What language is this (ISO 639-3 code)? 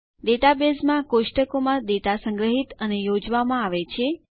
guj